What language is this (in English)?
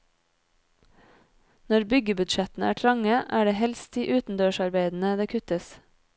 Norwegian